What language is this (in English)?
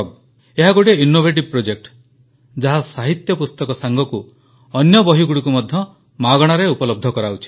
Odia